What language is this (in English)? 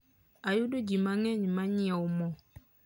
Luo (Kenya and Tanzania)